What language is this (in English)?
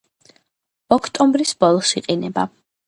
Georgian